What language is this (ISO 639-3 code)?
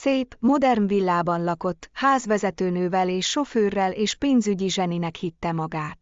hun